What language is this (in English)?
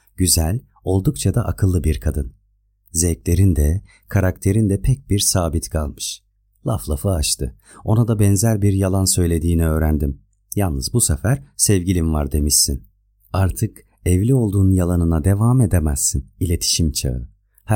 Turkish